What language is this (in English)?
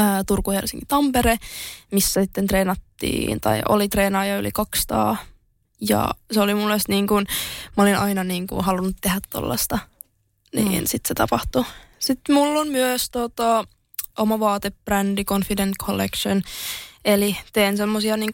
Finnish